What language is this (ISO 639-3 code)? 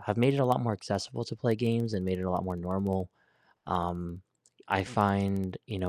eng